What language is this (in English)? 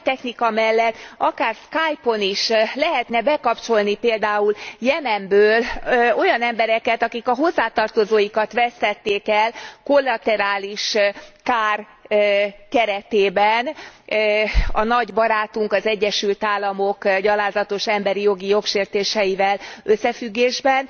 Hungarian